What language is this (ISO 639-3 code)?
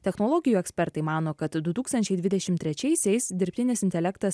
lit